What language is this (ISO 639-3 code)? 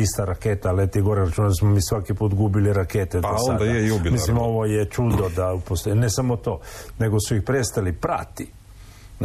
hrv